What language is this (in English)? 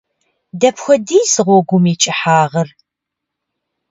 Kabardian